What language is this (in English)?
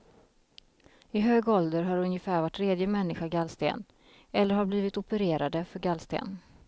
Swedish